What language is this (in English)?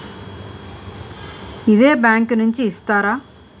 Telugu